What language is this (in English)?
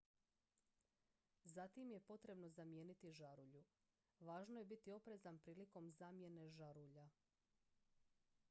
Croatian